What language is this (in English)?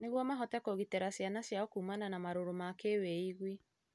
Kikuyu